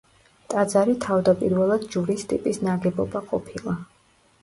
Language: Georgian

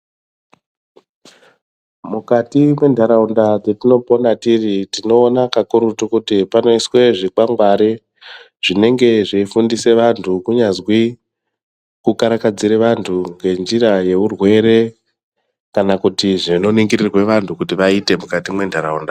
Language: Ndau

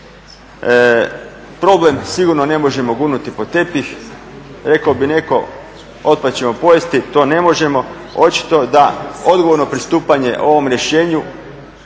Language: Croatian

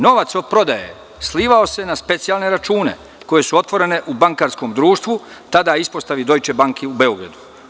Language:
Serbian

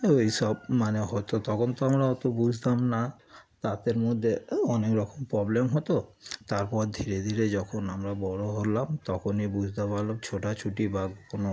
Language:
Bangla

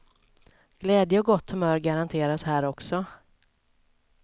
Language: Swedish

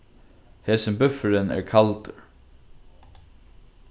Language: Faroese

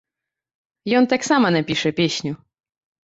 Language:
Belarusian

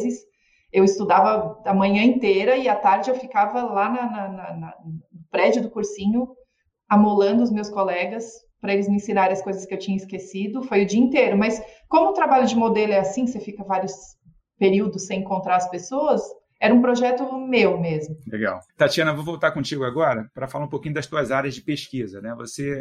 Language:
Portuguese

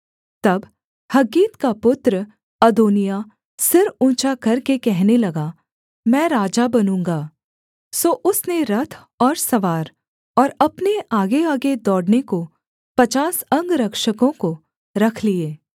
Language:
Hindi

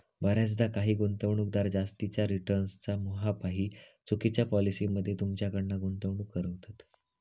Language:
Marathi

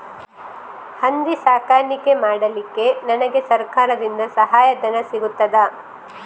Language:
Kannada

